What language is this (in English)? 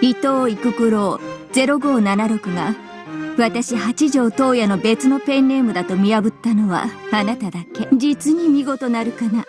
Japanese